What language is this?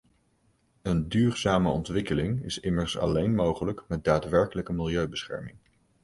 Dutch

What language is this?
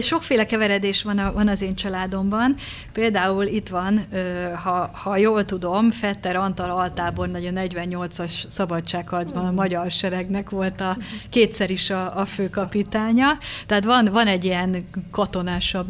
Hungarian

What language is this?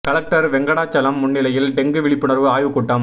Tamil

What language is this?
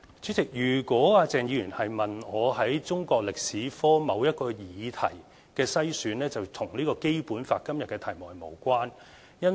Cantonese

